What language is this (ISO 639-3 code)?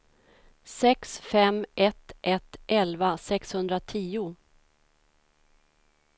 swe